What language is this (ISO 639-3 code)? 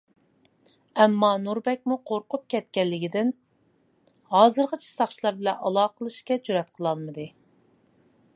uig